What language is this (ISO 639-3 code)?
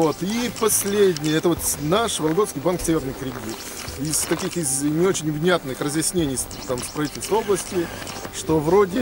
rus